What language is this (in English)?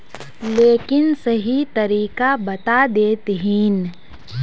Magahi